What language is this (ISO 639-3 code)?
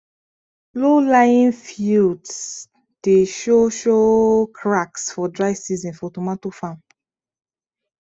pcm